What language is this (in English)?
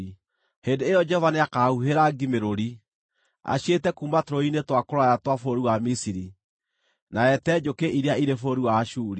Kikuyu